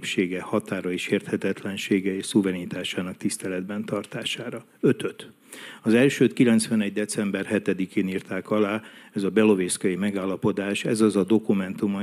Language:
Hungarian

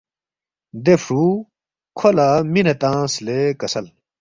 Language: Balti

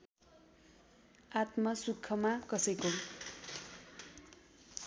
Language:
Nepali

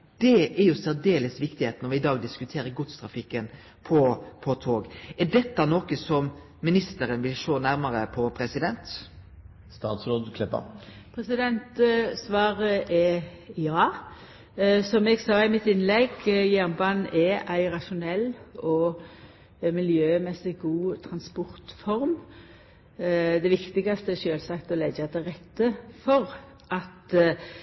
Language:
Norwegian Nynorsk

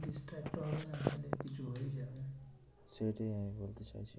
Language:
Bangla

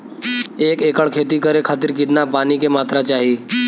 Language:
Bhojpuri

